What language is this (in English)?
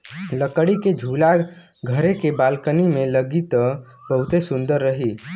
Bhojpuri